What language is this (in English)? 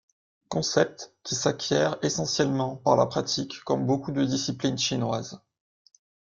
French